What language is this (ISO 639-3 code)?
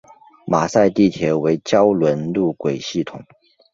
zho